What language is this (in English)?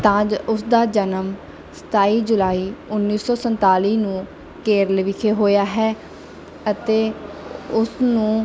Punjabi